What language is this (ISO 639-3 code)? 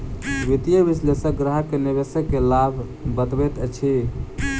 mai